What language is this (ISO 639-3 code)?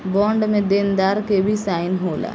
bho